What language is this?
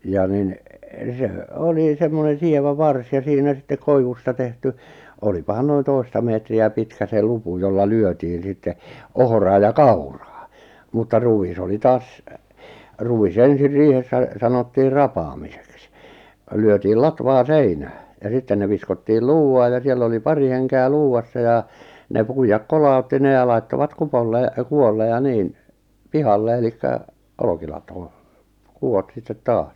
Finnish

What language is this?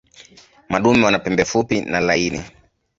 Swahili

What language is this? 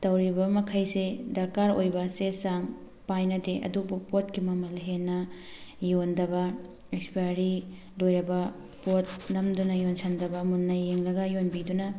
Manipuri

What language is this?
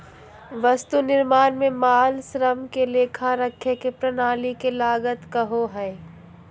Magahi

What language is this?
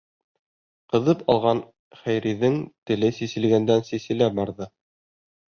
Bashkir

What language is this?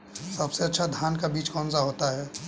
Hindi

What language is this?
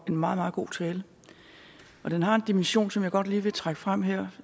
Danish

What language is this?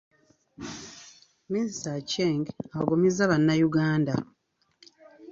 Ganda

